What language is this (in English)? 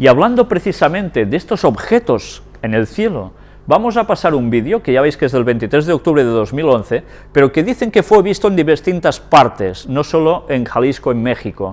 Spanish